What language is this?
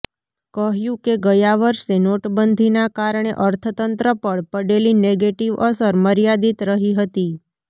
Gujarati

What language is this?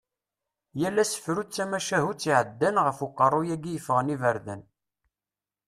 Kabyle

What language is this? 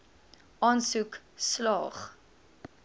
Afrikaans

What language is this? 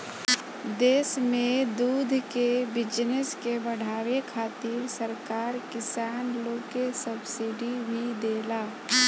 Bhojpuri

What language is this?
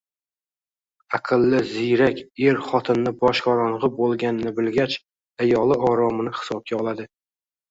Uzbek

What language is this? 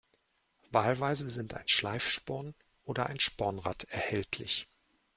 German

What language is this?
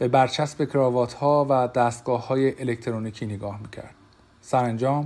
Persian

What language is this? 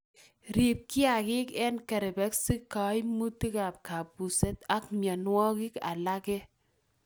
Kalenjin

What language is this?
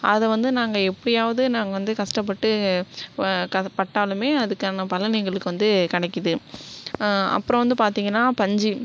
Tamil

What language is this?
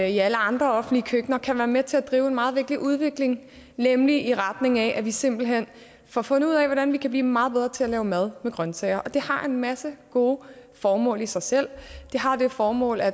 Danish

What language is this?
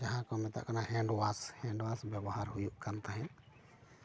Santali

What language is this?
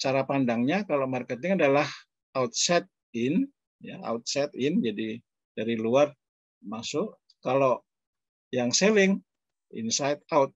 Indonesian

